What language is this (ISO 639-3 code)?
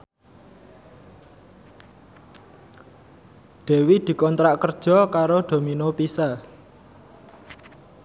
jav